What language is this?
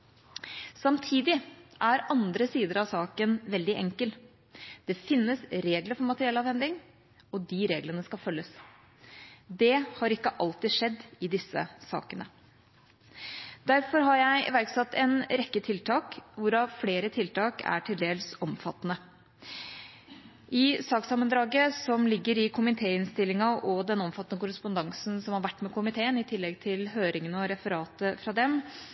Norwegian Bokmål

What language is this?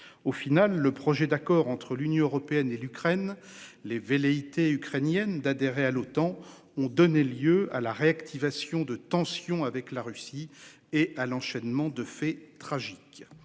French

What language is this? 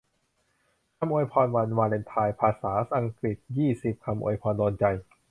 Thai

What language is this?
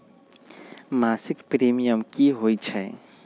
Magahi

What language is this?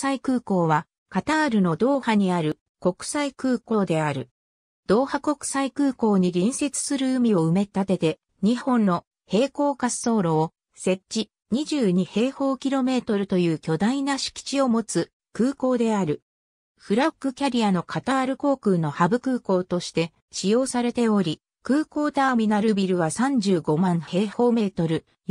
Japanese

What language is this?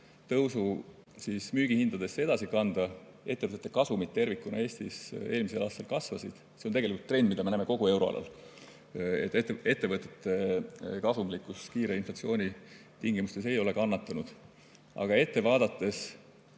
Estonian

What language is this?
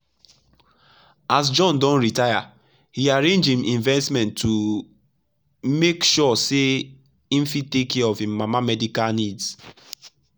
Nigerian Pidgin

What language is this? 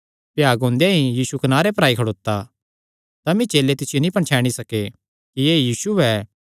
Kangri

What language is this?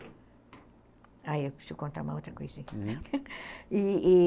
Portuguese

